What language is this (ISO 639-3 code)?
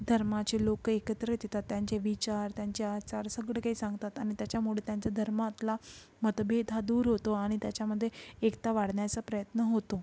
mar